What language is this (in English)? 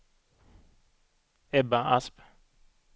Swedish